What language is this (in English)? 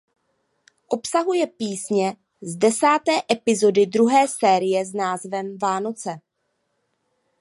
Czech